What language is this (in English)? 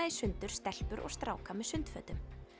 Icelandic